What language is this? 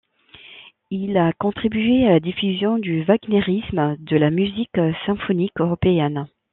French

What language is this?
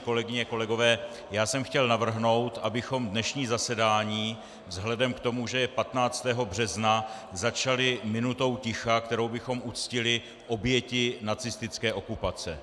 Czech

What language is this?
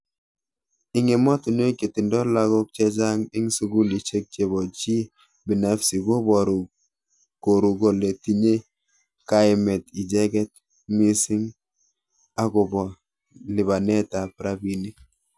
Kalenjin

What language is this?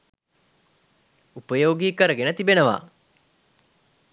Sinhala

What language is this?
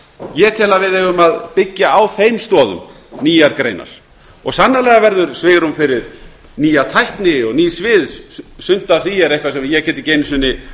Icelandic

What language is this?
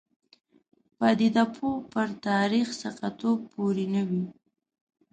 Pashto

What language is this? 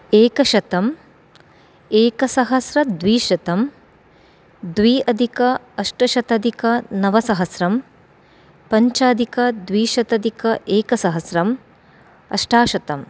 Sanskrit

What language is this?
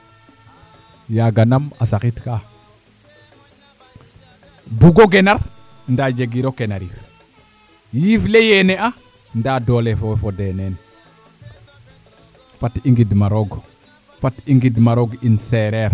Serer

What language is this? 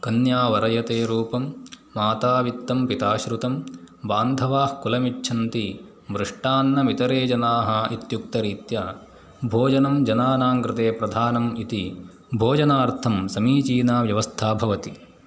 Sanskrit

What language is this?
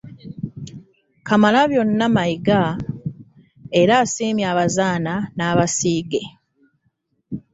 Ganda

